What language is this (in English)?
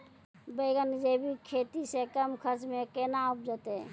Maithili